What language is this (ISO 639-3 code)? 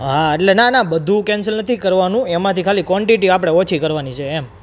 guj